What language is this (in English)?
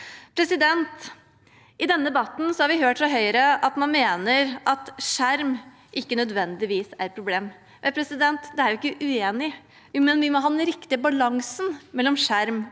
Norwegian